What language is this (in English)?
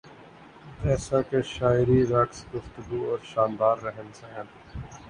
Urdu